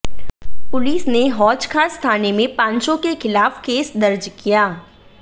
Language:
Hindi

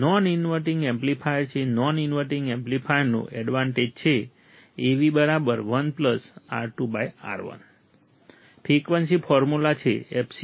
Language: Gujarati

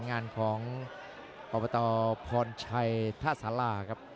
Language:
Thai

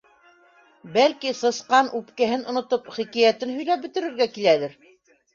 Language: Bashkir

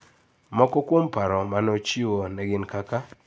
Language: Luo (Kenya and Tanzania)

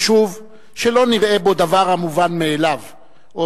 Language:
Hebrew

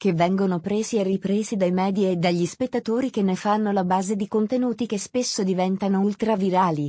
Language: Italian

